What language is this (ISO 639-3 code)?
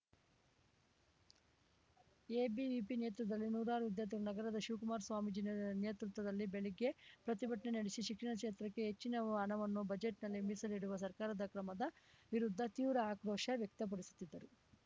kan